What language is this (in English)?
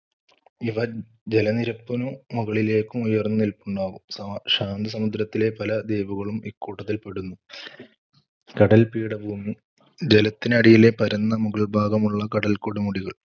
Malayalam